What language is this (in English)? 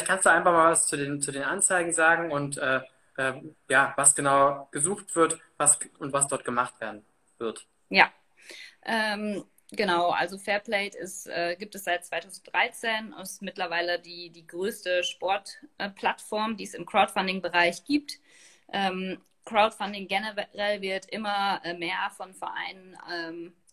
German